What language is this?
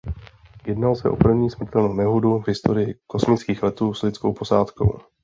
Czech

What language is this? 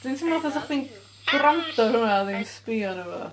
Welsh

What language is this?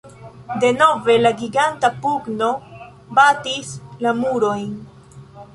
Esperanto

